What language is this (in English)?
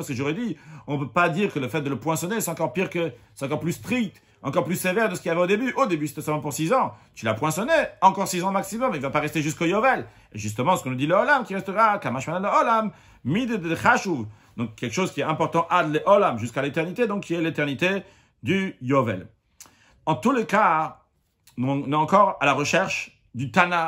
French